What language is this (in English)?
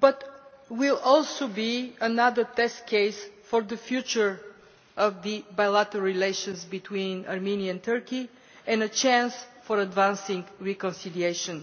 English